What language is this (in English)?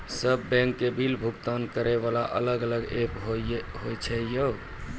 Maithili